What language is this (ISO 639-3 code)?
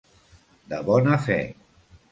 cat